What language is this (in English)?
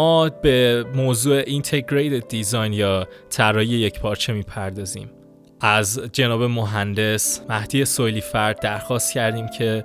Persian